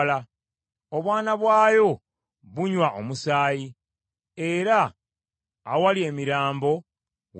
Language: Ganda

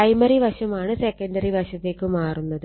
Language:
Malayalam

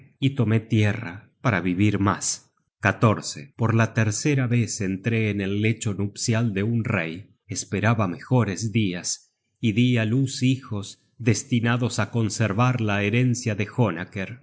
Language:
Spanish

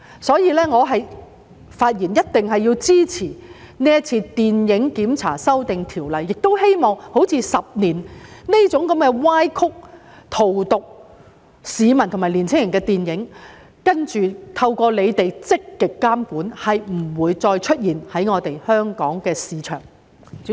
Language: Cantonese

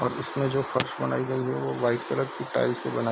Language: Hindi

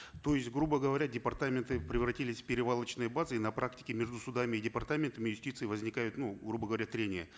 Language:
Kazakh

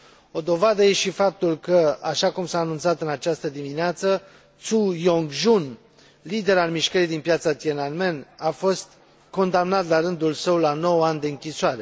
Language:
Romanian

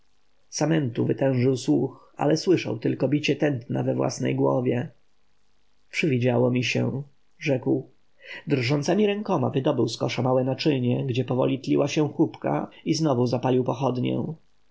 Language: Polish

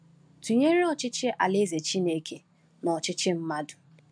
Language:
Igbo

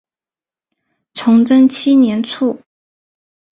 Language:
Chinese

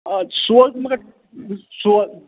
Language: Kashmiri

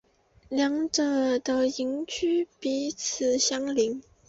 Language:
Chinese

